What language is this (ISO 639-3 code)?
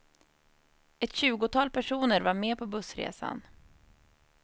swe